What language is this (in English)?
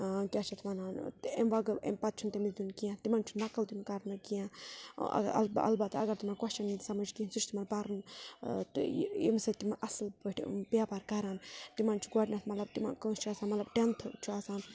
Kashmiri